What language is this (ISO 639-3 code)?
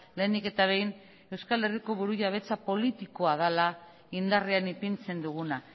eus